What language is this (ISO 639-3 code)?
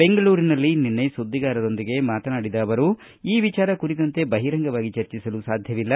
kan